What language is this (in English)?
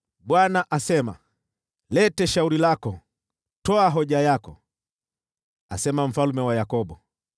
Swahili